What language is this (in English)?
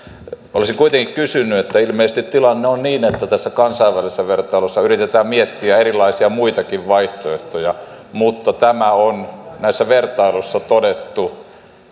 Finnish